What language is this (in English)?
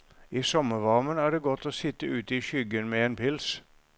Norwegian